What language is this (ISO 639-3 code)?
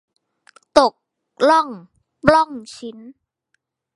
tha